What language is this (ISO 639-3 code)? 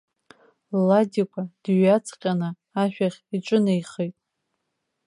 abk